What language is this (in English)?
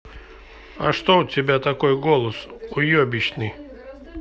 Russian